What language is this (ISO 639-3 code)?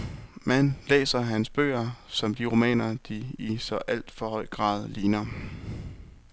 dan